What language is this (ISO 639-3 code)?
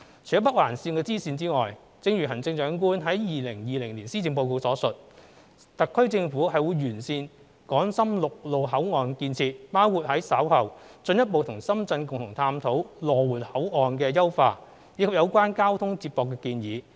yue